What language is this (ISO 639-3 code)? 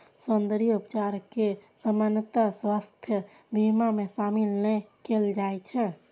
mai